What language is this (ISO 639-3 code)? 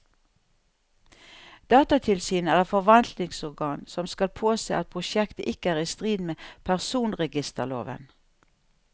nor